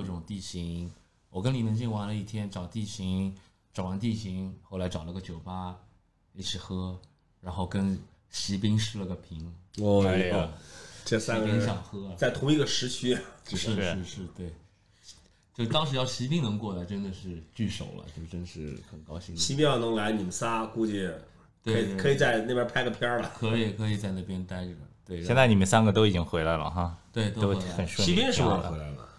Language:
Chinese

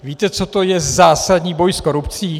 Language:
Czech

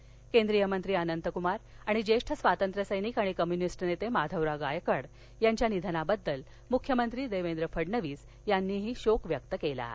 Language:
Marathi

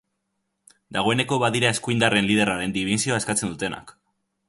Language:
Basque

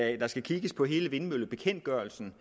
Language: Danish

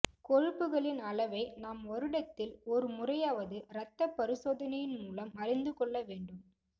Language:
Tamil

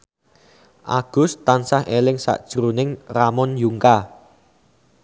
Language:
Javanese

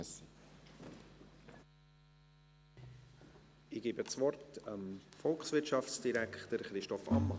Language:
Swiss German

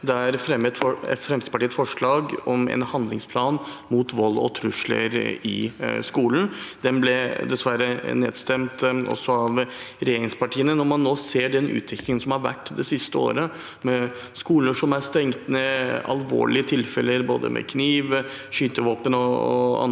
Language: Norwegian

